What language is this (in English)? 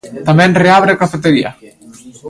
Galician